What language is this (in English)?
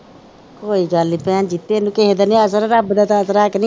Punjabi